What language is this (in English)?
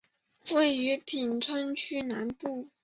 Chinese